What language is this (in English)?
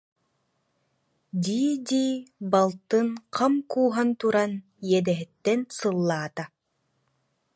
Yakut